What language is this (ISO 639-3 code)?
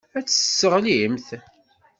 kab